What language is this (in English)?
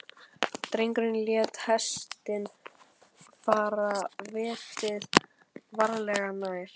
Icelandic